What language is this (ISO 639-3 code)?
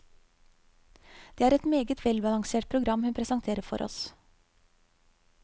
nor